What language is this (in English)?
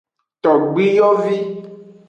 Aja (Benin)